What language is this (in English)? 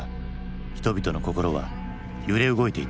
Japanese